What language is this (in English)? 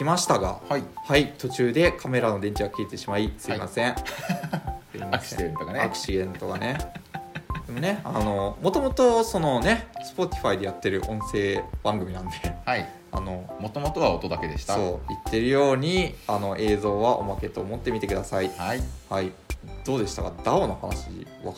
Japanese